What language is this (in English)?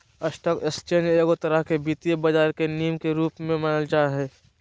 Magahi